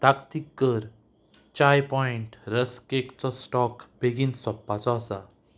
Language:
Konkani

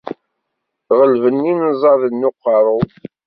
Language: Kabyle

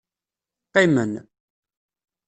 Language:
Kabyle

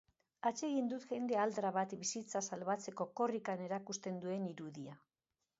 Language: Basque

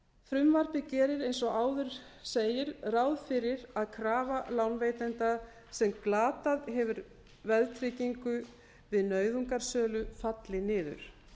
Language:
Icelandic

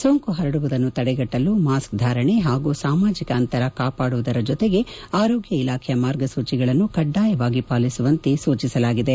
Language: Kannada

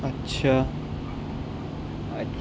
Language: Urdu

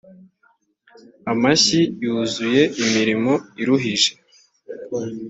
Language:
Kinyarwanda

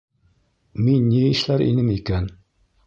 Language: Bashkir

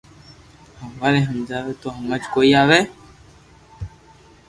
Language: Loarki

